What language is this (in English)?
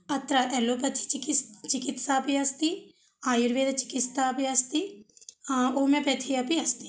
Sanskrit